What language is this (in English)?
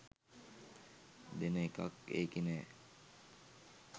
Sinhala